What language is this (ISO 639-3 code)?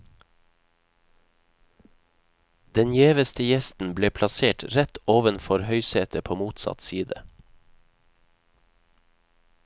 nor